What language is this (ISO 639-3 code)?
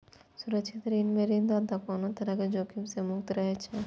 mai